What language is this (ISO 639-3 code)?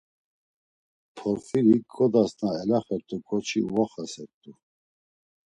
lzz